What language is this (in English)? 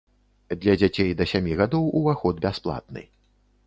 Belarusian